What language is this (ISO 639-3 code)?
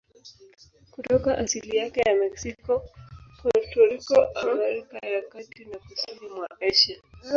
swa